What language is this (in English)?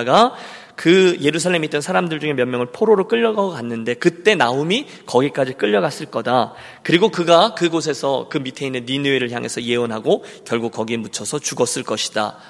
Korean